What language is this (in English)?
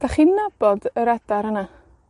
Welsh